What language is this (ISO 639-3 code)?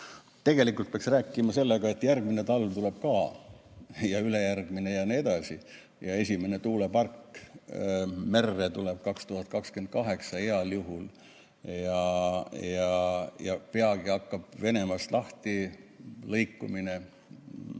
est